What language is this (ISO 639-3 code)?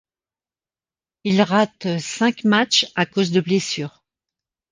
fra